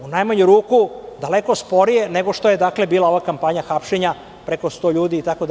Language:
Serbian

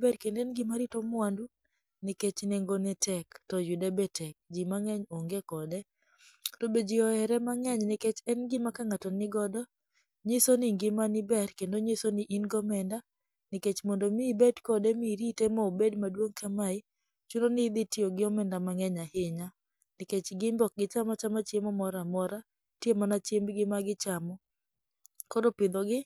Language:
Luo (Kenya and Tanzania)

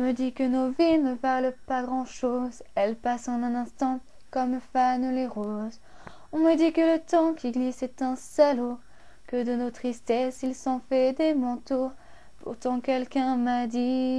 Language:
French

